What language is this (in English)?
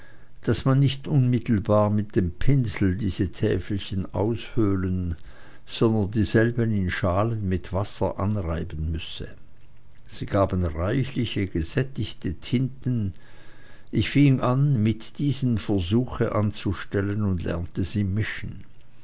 German